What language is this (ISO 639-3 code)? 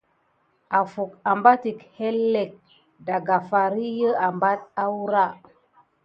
gid